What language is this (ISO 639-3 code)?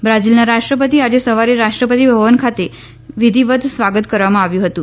guj